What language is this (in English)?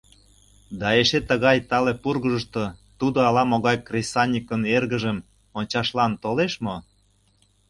Mari